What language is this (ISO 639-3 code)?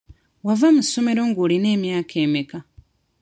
lug